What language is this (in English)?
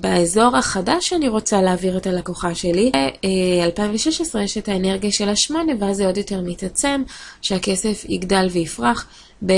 Hebrew